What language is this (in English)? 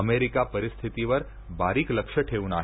Marathi